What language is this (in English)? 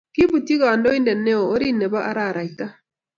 Kalenjin